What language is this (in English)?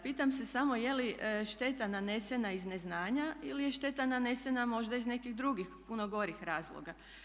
Croatian